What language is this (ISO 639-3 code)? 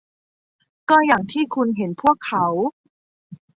tha